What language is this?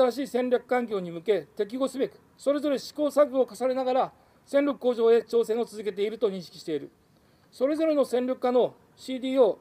Japanese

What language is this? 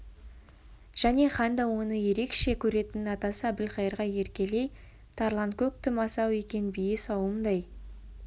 Kazakh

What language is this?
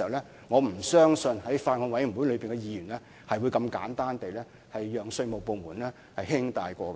Cantonese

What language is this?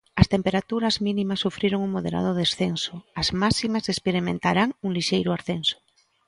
Galician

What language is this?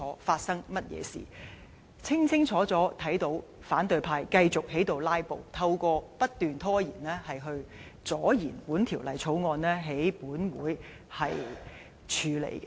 Cantonese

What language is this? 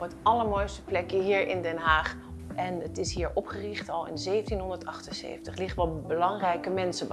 Dutch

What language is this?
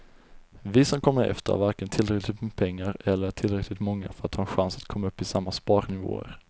Swedish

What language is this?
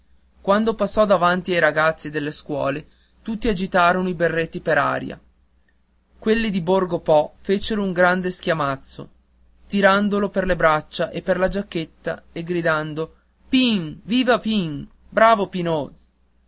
Italian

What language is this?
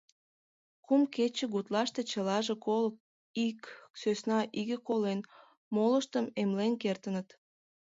Mari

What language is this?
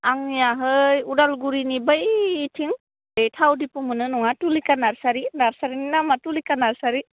Bodo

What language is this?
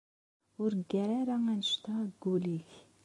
Kabyle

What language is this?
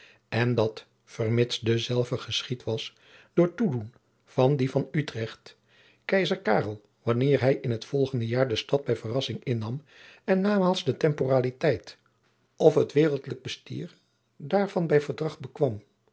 Dutch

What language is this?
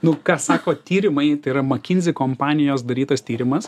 Lithuanian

